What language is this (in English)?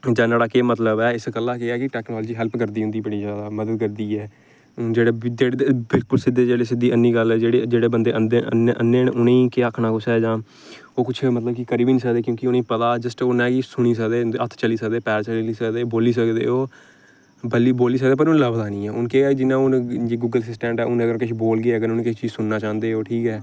Dogri